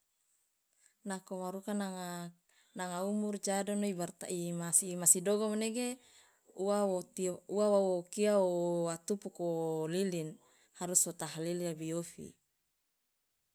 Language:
Loloda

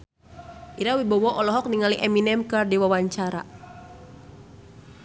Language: Sundanese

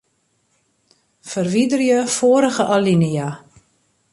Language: Western Frisian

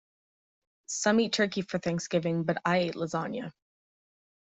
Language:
English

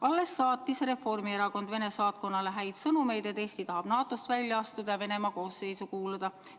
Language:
Estonian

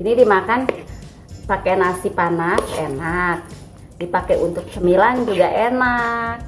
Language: Indonesian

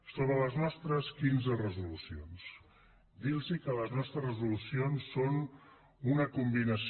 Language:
Catalan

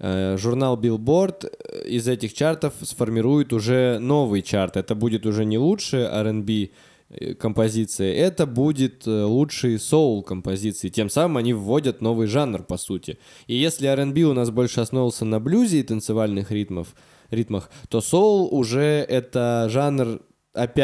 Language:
Russian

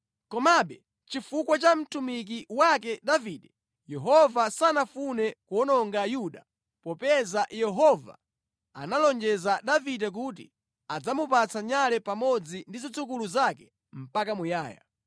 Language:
Nyanja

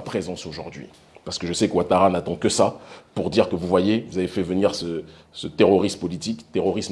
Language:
French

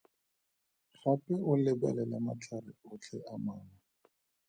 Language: Tswana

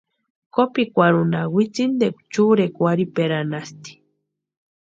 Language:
Western Highland Purepecha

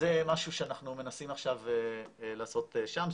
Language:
Hebrew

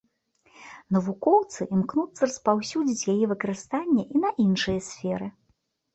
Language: Belarusian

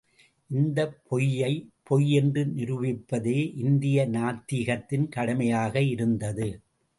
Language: Tamil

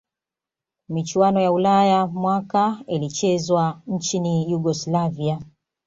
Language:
Swahili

